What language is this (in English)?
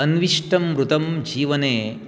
Sanskrit